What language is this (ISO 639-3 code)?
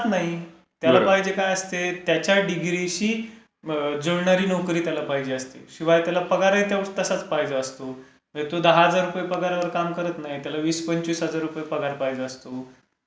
mar